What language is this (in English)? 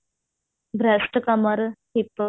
Punjabi